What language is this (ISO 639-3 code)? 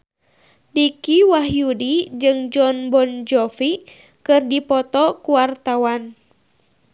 sun